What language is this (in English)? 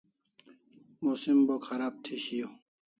Kalasha